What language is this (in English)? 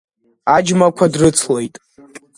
Abkhazian